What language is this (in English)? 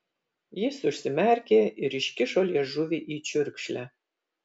Lithuanian